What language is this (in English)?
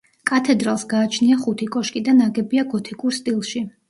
Georgian